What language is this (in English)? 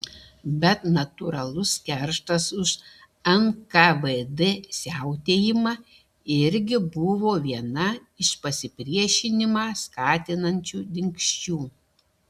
Lithuanian